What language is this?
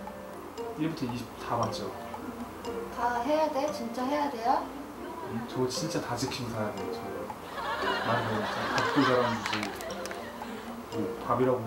Korean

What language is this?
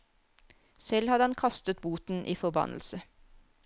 Norwegian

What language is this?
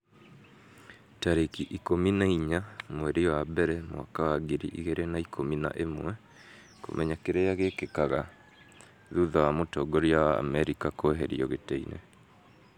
Kikuyu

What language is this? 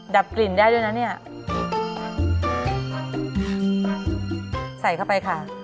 Thai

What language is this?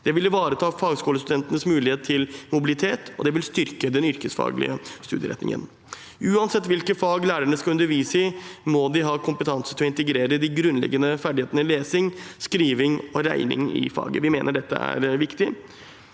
Norwegian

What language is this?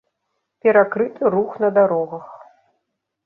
Belarusian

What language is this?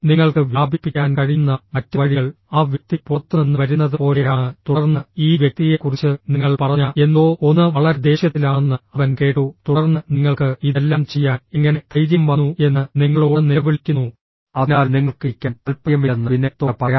Malayalam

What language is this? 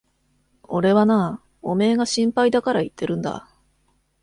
Japanese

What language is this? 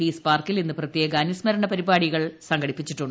Malayalam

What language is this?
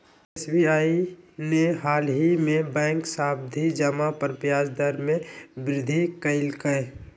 Magahi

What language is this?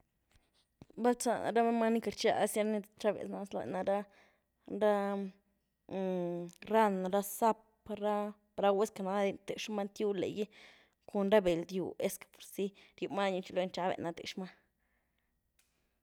Güilá Zapotec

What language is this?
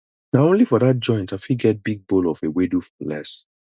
Nigerian Pidgin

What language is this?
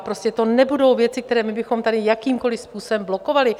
Czech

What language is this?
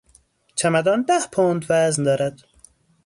Persian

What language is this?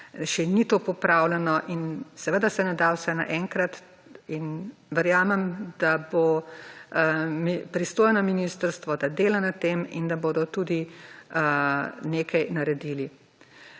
Slovenian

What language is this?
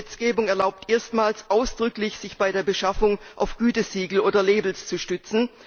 German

